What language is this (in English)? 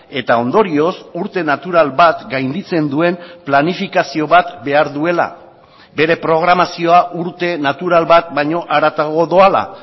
Basque